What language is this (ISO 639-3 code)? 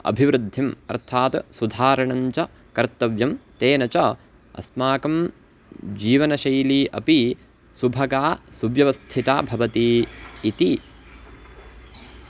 san